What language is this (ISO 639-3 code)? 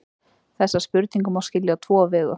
isl